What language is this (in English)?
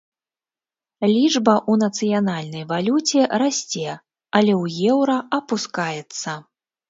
Belarusian